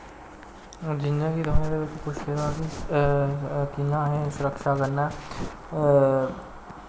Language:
Dogri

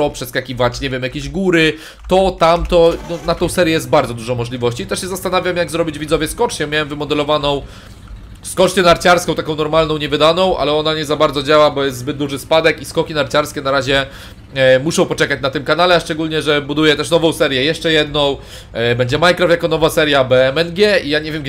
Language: Polish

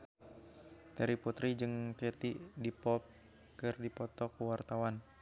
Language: Sundanese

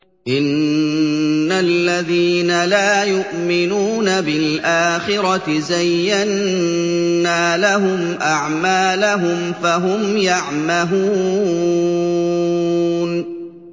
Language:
Arabic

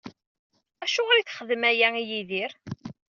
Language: Kabyle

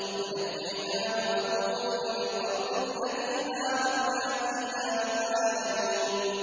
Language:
Arabic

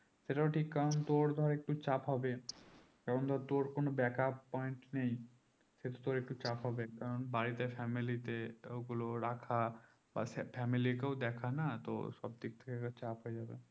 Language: Bangla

